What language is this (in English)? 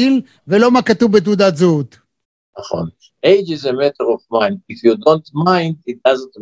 Hebrew